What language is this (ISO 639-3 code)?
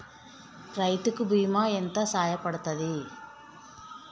tel